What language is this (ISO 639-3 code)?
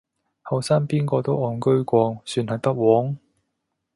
yue